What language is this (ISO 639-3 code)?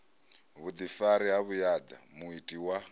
ven